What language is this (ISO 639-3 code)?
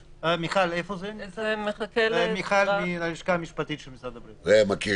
heb